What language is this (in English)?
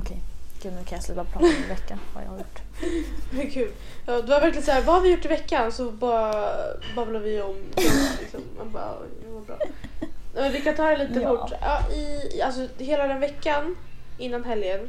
Swedish